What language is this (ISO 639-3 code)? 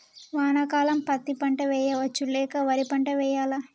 tel